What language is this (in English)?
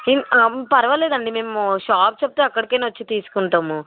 Telugu